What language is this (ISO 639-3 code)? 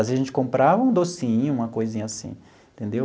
por